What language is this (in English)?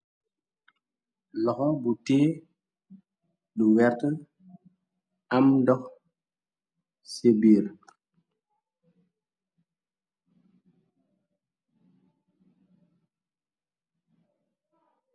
Wolof